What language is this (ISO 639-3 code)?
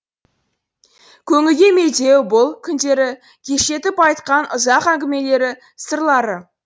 kaz